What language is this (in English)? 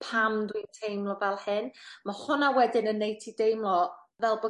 Welsh